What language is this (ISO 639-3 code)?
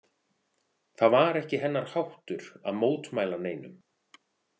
isl